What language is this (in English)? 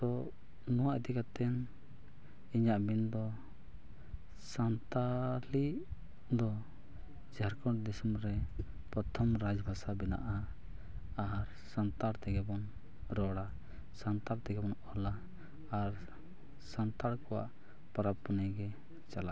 Santali